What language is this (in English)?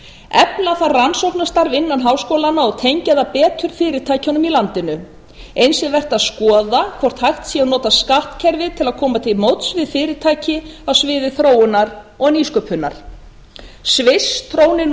Icelandic